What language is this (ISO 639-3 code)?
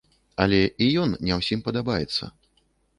bel